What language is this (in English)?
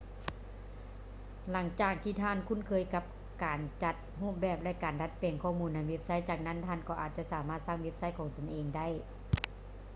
Lao